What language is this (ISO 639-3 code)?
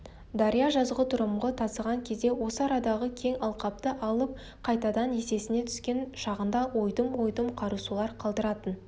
kaz